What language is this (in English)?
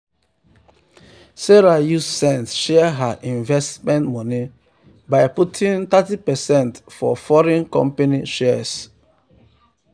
Nigerian Pidgin